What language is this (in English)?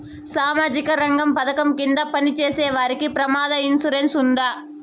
Telugu